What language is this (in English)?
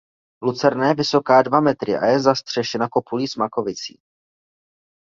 Czech